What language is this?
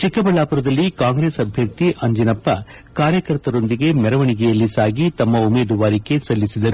Kannada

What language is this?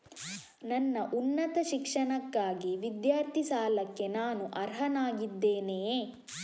Kannada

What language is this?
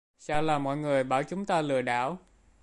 Vietnamese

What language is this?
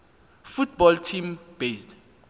Xhosa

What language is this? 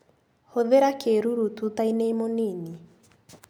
Kikuyu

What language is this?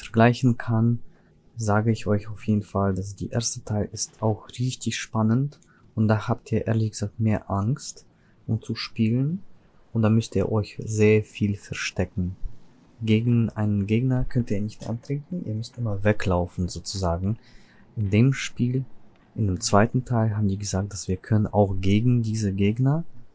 German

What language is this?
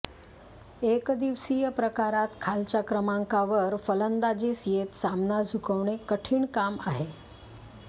Marathi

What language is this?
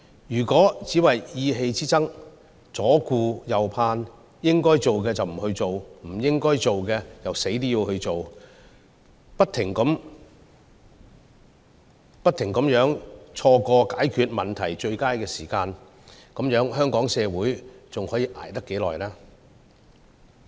Cantonese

